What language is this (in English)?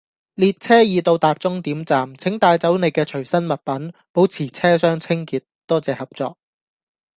Cantonese